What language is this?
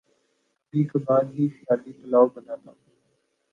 Urdu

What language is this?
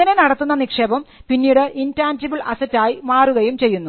Malayalam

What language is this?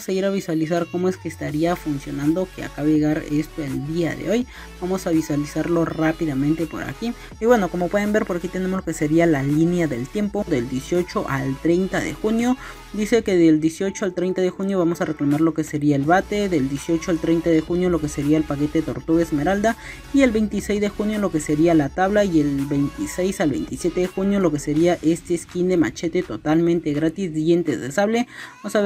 Spanish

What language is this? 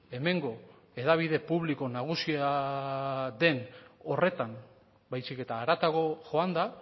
Basque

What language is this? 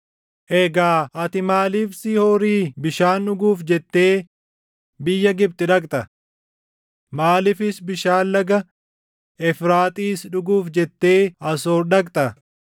Oromo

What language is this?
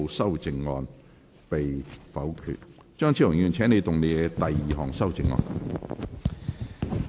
Cantonese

